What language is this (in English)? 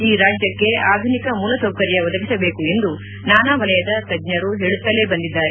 Kannada